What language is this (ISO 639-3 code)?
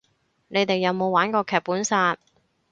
yue